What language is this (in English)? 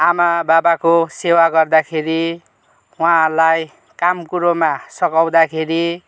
Nepali